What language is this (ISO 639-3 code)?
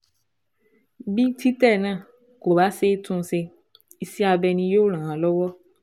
yor